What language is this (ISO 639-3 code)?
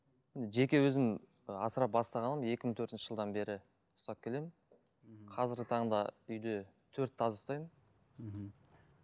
kaz